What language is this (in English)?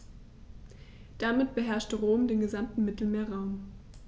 German